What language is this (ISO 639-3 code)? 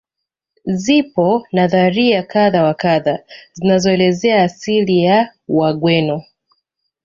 swa